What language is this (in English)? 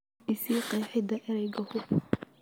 Somali